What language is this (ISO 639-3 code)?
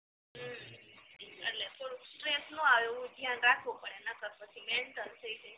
guj